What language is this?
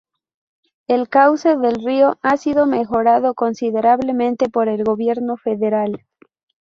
Spanish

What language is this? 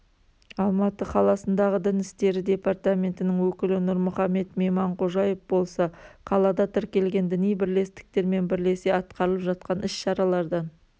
Kazakh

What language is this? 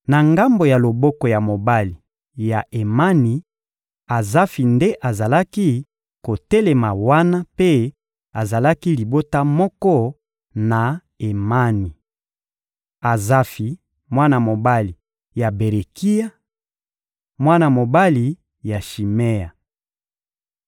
Lingala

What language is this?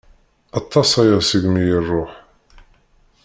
Kabyle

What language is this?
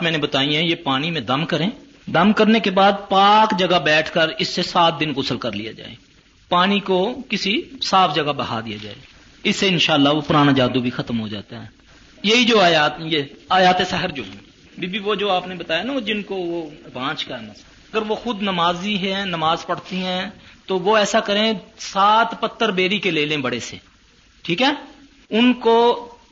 Urdu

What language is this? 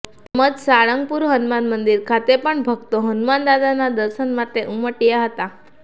Gujarati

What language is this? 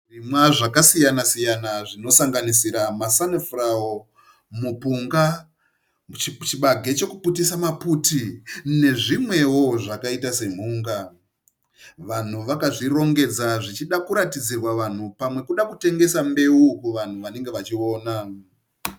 Shona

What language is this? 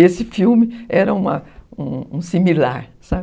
Portuguese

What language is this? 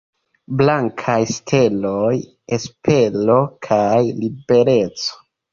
Esperanto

